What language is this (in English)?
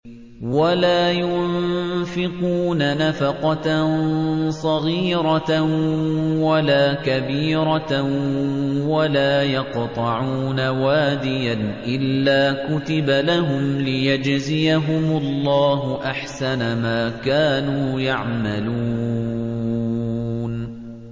Arabic